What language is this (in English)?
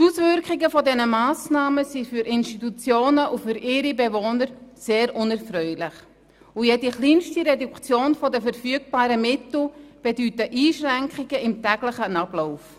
Swiss German